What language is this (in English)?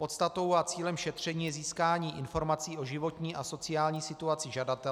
Czech